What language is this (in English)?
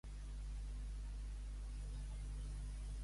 Catalan